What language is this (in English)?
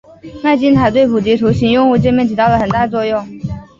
Chinese